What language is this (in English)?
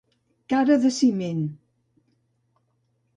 Catalan